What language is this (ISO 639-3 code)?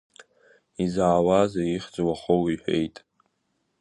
abk